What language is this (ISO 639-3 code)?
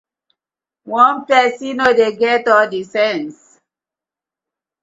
pcm